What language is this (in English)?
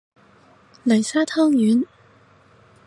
Cantonese